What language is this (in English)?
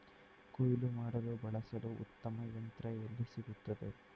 Kannada